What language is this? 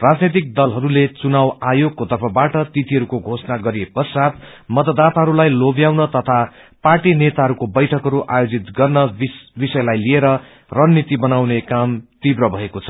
Nepali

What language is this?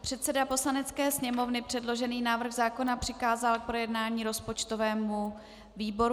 Czech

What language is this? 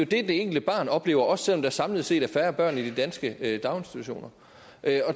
Danish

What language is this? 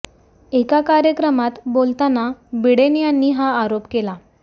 Marathi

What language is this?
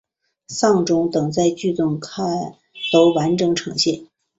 Chinese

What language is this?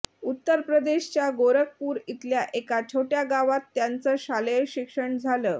Marathi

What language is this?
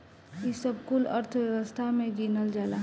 Bhojpuri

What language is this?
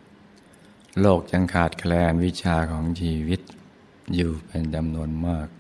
Thai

